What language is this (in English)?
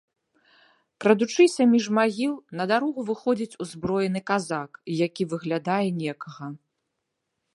Belarusian